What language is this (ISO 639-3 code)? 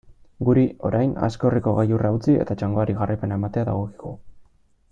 eus